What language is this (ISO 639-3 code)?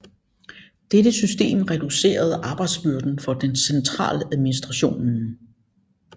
dan